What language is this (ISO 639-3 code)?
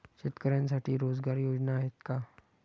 mar